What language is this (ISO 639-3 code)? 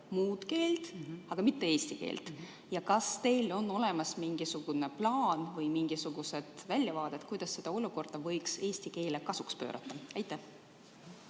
est